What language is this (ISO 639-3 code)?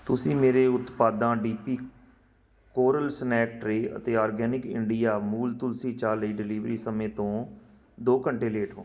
pan